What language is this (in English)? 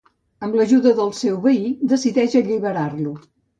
Catalan